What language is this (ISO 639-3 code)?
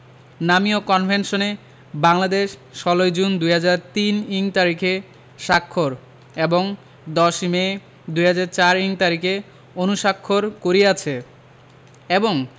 ben